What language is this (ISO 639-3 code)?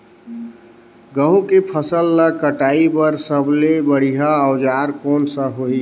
hne